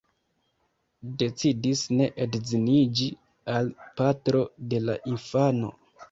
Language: Esperanto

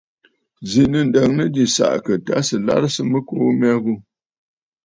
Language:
Bafut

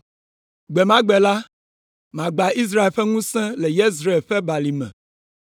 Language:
Ewe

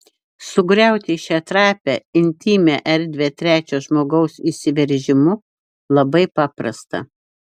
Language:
Lithuanian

